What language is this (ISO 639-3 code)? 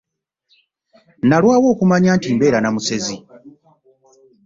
lug